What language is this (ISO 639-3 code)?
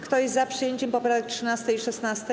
pol